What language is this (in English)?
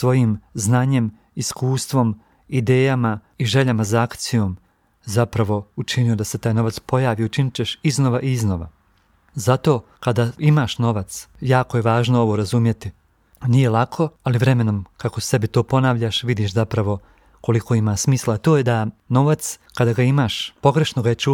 Croatian